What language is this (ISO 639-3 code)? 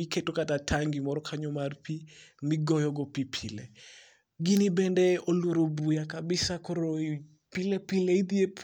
luo